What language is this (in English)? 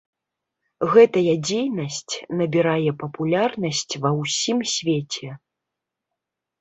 Belarusian